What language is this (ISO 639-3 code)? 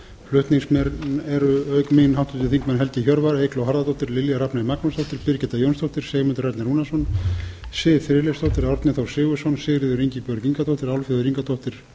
isl